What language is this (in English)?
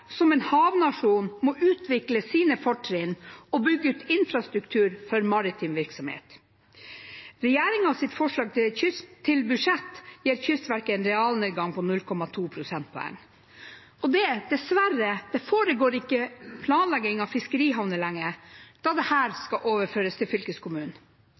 Norwegian Nynorsk